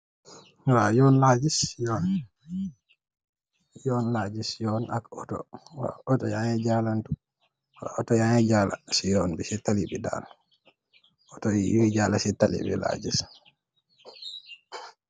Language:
Wolof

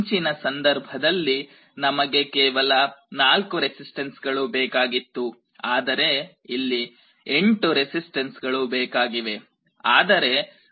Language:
Kannada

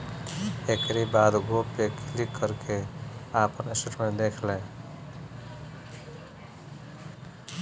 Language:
Bhojpuri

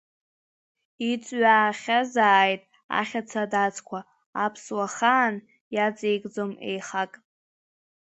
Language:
Abkhazian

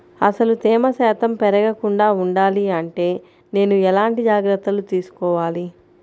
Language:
Telugu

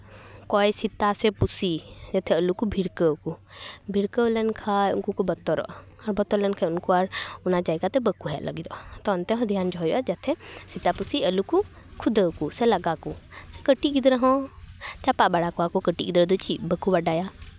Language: Santali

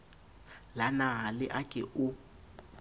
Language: Southern Sotho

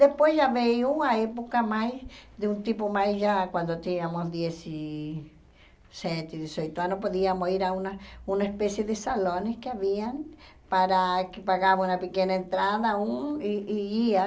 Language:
Portuguese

